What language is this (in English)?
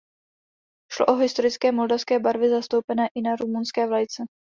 Czech